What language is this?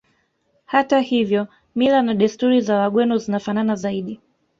Swahili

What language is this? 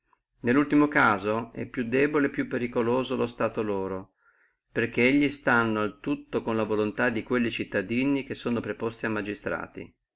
Italian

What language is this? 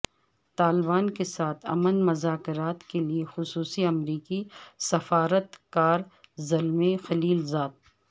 Urdu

